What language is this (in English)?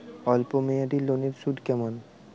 Bangla